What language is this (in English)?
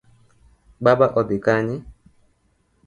Luo (Kenya and Tanzania)